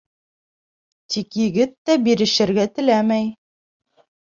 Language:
Bashkir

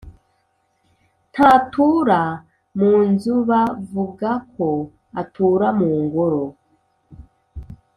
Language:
Kinyarwanda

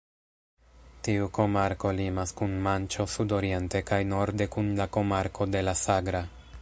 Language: Esperanto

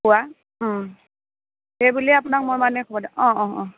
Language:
Assamese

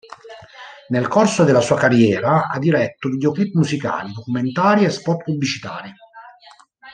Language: Italian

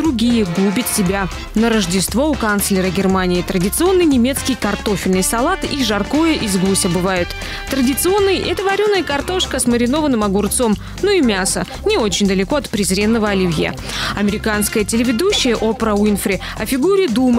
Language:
Russian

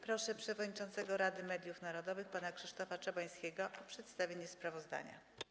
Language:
Polish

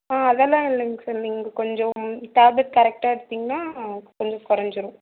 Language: Tamil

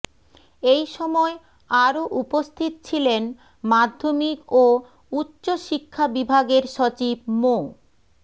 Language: Bangla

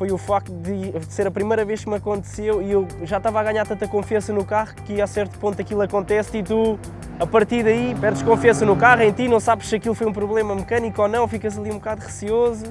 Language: Portuguese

